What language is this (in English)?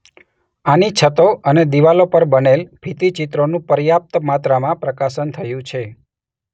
Gujarati